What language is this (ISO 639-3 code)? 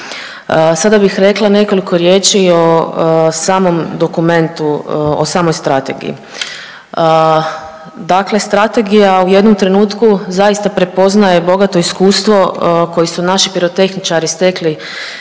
hrv